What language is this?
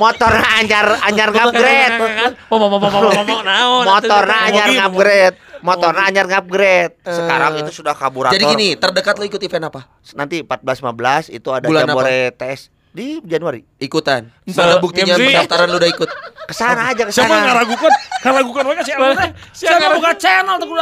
Indonesian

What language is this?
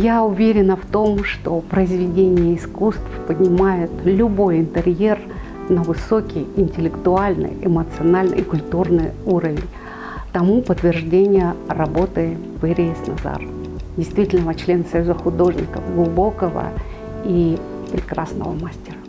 Russian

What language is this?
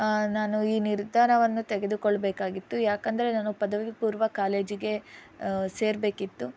Kannada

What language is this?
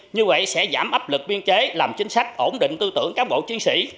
Vietnamese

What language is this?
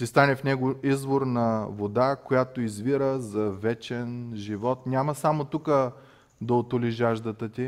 Bulgarian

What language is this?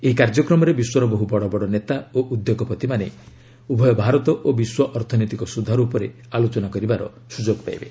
Odia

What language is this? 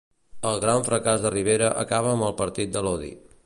Catalan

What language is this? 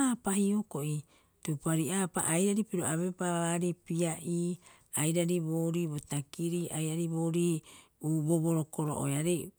Rapoisi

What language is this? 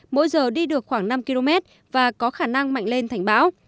Vietnamese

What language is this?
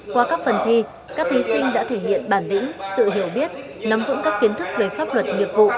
Vietnamese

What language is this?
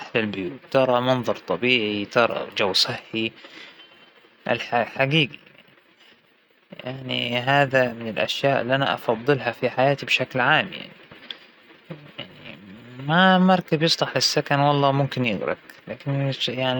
Hijazi Arabic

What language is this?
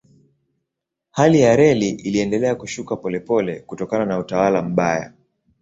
Swahili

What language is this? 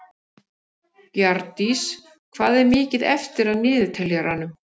Icelandic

